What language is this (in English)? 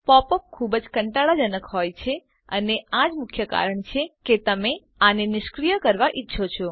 Gujarati